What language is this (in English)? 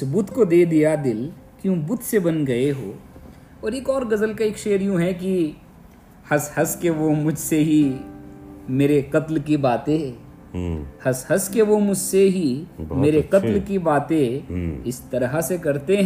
Urdu